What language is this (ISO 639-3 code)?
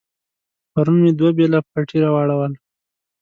pus